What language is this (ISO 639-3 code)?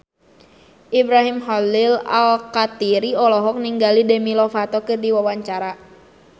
sun